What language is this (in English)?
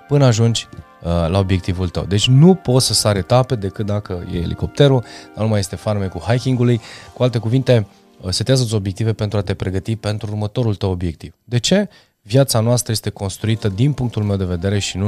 Romanian